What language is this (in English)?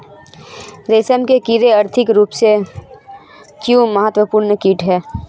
Hindi